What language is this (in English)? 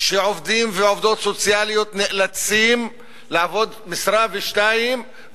Hebrew